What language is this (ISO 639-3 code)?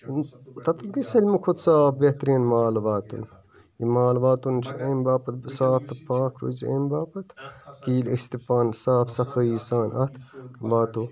kas